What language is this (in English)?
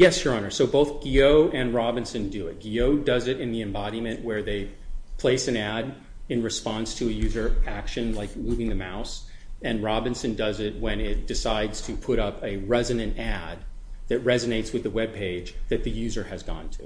English